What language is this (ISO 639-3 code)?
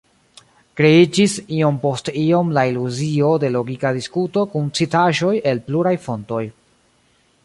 epo